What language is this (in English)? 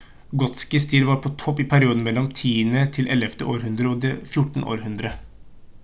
Norwegian Bokmål